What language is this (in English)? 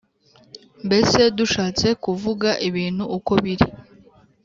Kinyarwanda